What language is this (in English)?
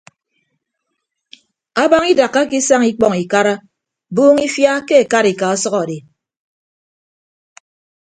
Ibibio